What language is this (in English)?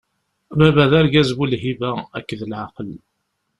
Kabyle